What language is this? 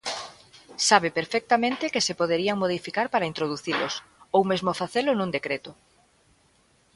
Galician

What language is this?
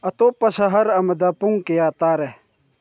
Manipuri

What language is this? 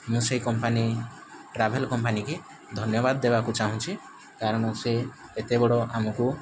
Odia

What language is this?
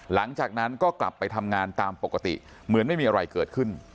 Thai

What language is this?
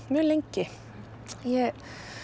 Icelandic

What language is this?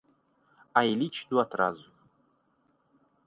Portuguese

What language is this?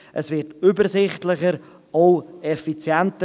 Swiss German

